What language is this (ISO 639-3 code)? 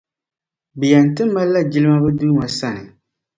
dag